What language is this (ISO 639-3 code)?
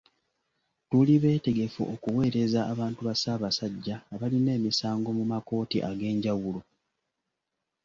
lug